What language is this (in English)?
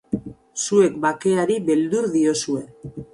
Basque